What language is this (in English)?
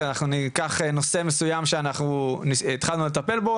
Hebrew